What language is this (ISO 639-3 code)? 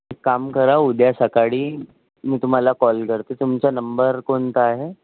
mar